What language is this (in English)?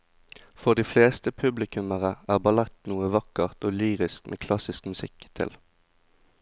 Norwegian